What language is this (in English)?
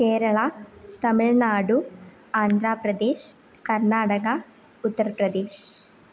Sanskrit